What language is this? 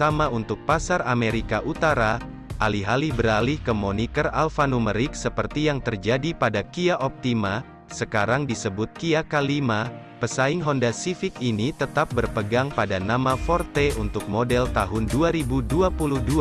Indonesian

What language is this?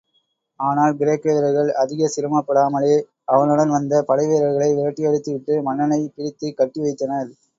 Tamil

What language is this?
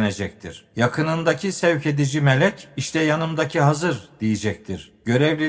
Turkish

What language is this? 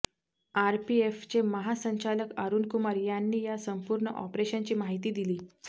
Marathi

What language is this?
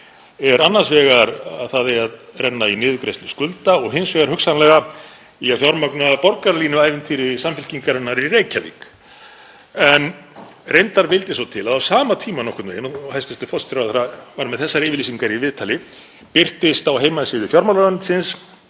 Icelandic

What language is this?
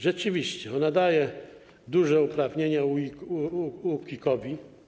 Polish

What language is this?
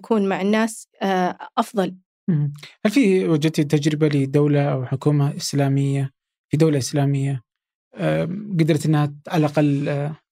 Arabic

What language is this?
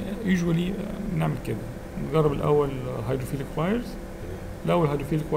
Arabic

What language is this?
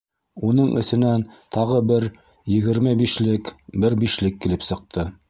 Bashkir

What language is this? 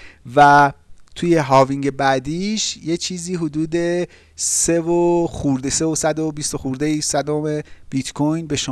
Persian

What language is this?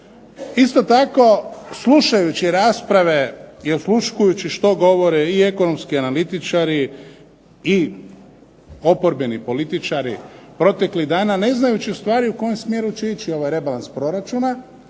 Croatian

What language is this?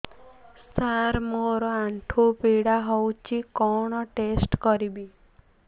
Odia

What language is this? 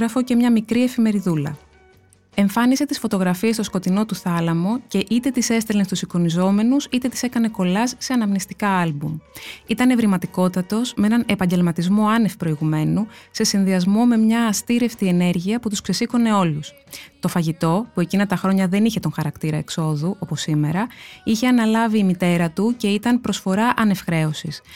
Greek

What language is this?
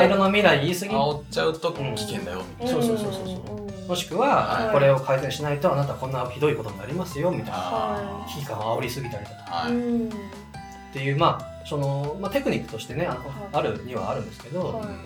Japanese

